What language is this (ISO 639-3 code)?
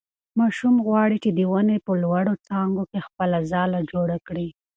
pus